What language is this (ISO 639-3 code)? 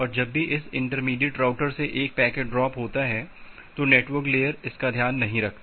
hin